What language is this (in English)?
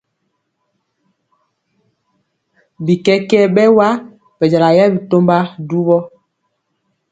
Mpiemo